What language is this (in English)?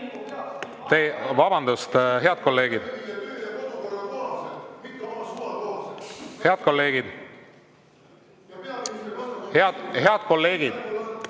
Estonian